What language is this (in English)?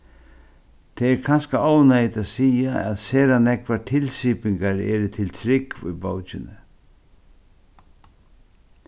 Faroese